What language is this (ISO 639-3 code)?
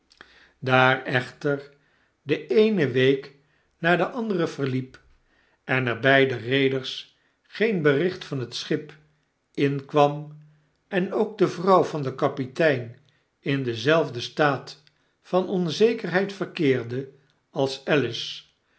nld